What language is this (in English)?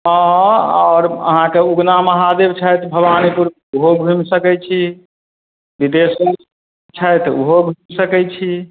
Maithili